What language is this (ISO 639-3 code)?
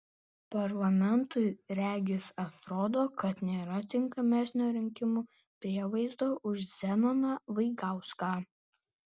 lit